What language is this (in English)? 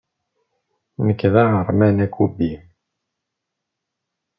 Kabyle